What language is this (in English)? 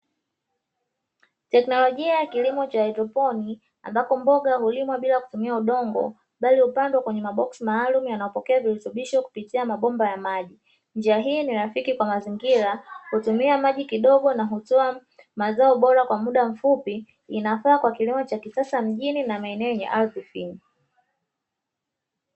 Swahili